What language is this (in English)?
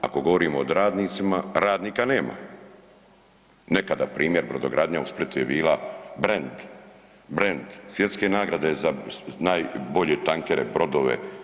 Croatian